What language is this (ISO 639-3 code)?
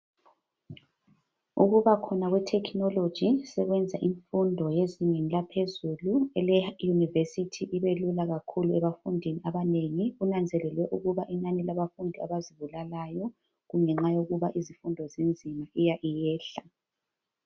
nde